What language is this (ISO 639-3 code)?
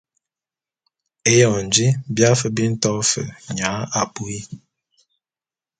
bum